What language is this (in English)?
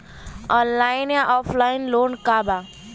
Bhojpuri